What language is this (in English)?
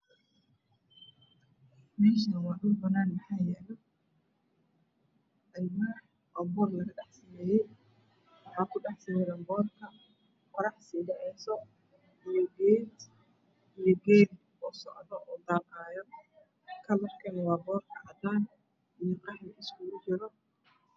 Somali